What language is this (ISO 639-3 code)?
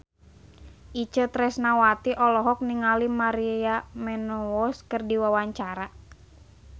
sun